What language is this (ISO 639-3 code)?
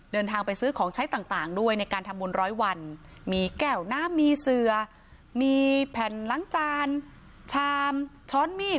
tha